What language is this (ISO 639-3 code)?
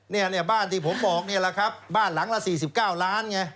tha